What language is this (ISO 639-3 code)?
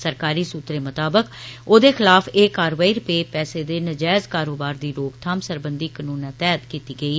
doi